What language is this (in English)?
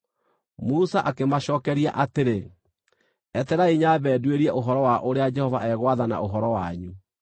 Kikuyu